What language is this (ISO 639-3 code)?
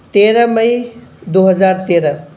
urd